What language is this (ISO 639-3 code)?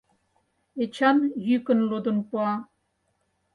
chm